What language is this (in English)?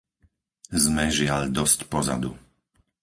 Slovak